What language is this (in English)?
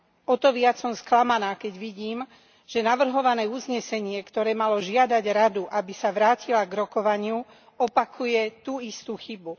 Slovak